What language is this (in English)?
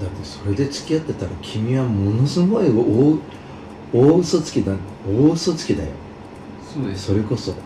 Japanese